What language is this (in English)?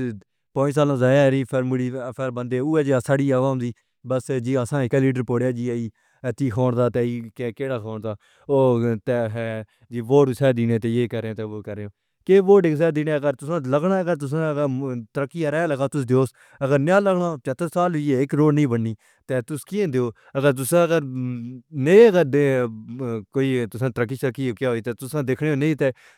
Pahari-Potwari